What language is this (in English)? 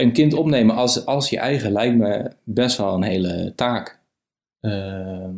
Dutch